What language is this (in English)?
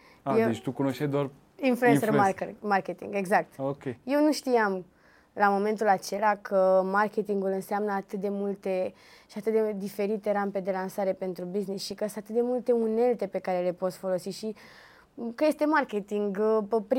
Romanian